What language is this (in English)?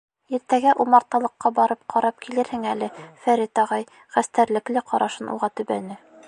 Bashkir